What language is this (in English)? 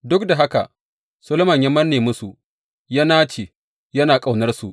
Hausa